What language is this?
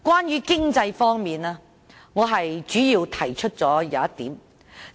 Cantonese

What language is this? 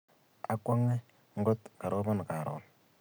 Kalenjin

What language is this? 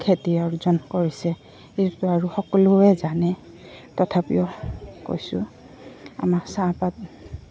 Assamese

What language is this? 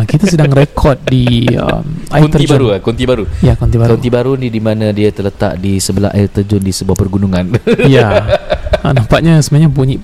Malay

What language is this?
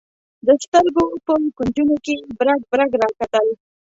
Pashto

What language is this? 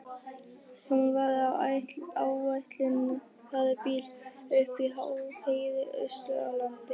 Icelandic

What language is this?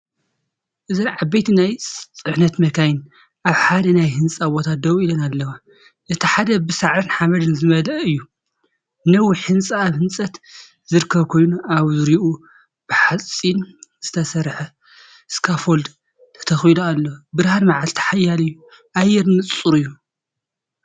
Tigrinya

